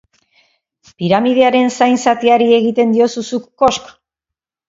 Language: Basque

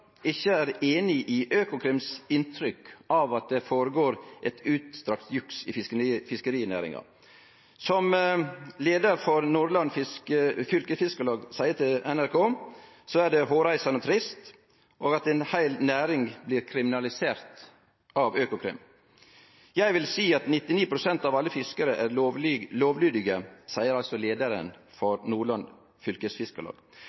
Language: Norwegian Nynorsk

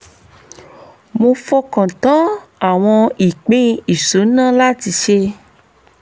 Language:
Yoruba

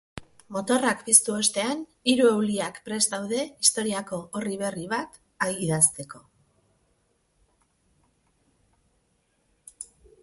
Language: Basque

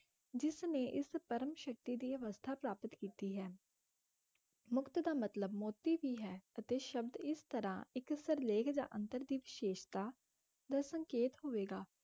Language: Punjabi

